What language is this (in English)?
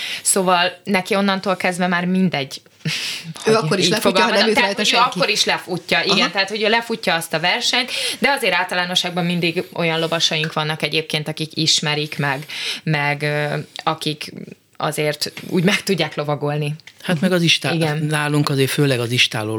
Hungarian